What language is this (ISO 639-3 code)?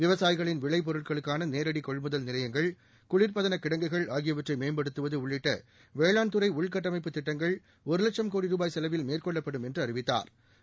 tam